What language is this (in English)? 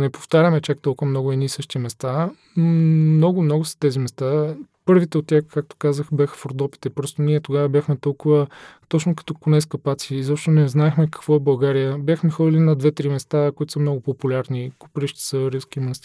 Bulgarian